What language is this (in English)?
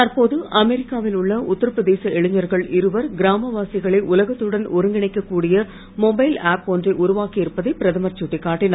Tamil